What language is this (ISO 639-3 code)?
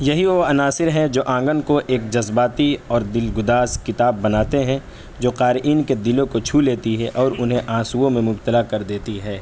urd